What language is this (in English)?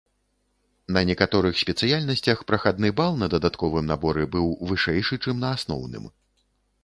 Belarusian